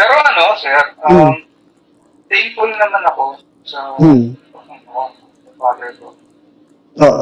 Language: Filipino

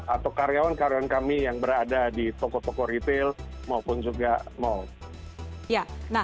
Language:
Indonesian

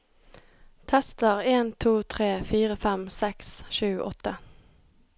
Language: Norwegian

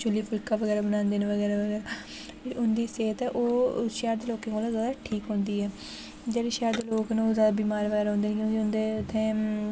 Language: Dogri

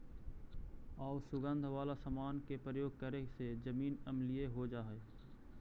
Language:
Magahi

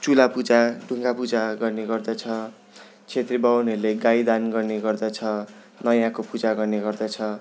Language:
Nepali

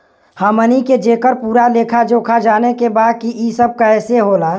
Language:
Bhojpuri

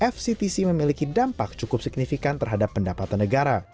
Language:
Indonesian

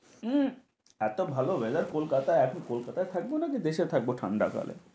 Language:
Bangla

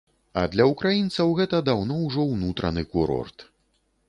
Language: Belarusian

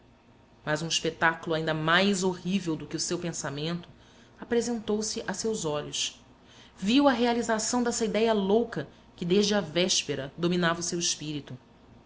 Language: Portuguese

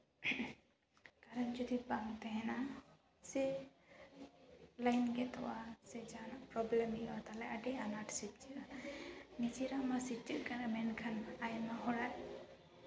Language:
Santali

